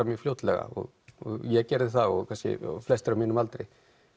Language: Icelandic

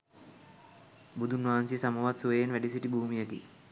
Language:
Sinhala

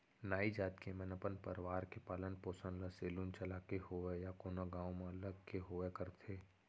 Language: Chhattisgarhi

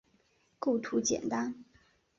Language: Chinese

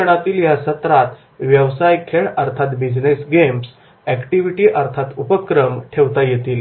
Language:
Marathi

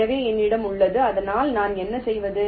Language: Tamil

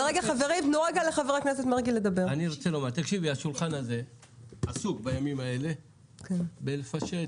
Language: Hebrew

